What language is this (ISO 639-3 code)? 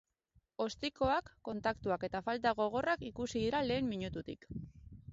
eus